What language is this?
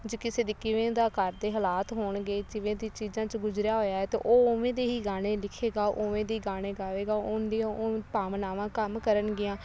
Punjabi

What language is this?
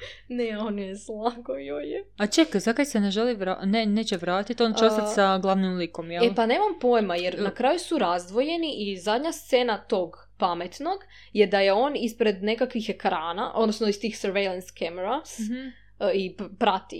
Croatian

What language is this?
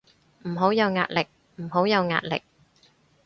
Cantonese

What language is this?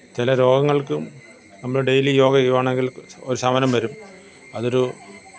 Malayalam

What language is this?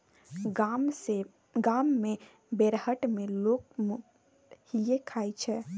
Maithili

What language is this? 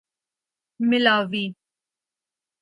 Urdu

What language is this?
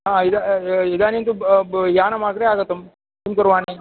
Sanskrit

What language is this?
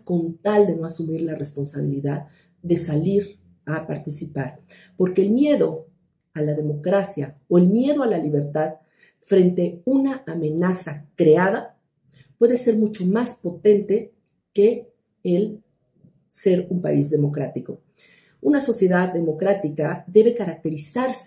Spanish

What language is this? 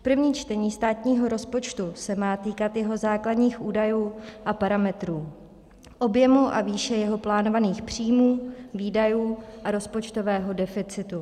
Czech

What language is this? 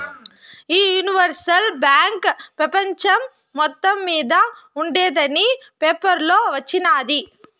Telugu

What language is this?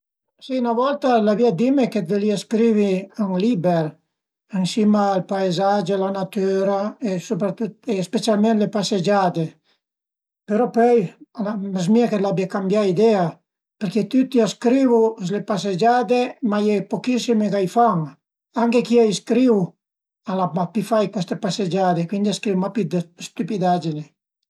Piedmontese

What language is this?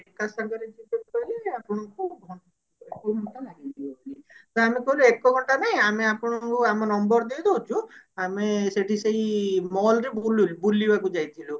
Odia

